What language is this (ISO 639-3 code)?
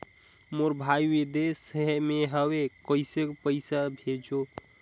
hne